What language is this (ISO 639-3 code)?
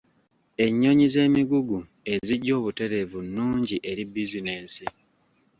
lug